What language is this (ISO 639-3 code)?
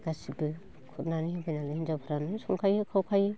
brx